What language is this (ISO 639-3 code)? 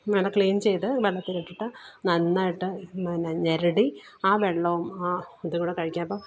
mal